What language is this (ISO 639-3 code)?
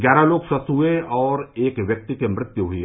hin